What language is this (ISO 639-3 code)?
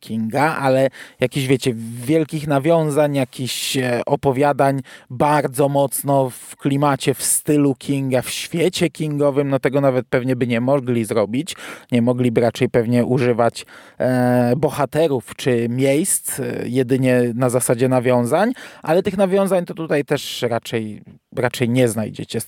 pol